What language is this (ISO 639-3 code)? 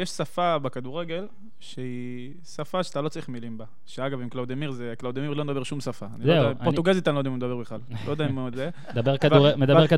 heb